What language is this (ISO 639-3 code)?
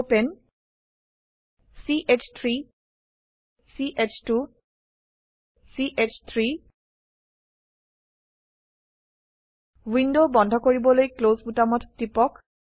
asm